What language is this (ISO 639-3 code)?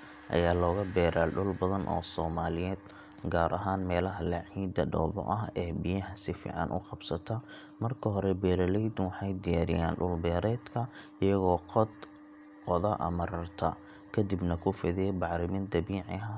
som